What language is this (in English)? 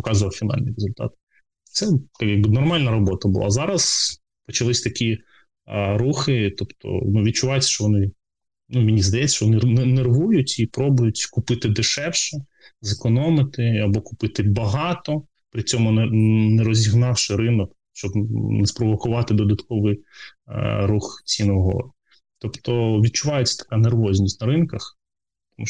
Ukrainian